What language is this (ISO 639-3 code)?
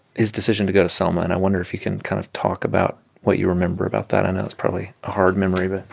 eng